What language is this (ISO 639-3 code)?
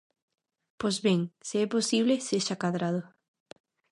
glg